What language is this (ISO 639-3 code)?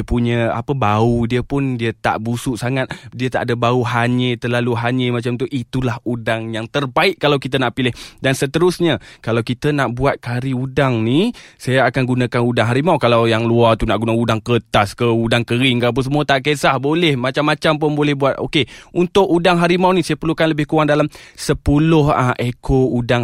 msa